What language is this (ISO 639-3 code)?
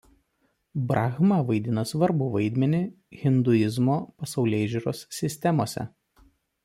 lit